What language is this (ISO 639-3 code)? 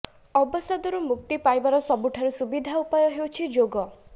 ori